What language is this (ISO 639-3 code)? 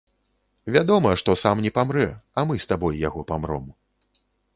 bel